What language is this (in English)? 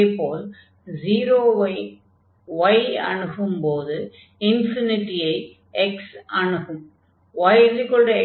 Tamil